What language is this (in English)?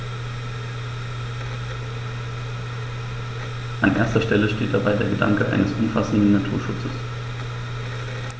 German